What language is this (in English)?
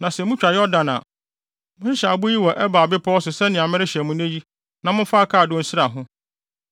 Akan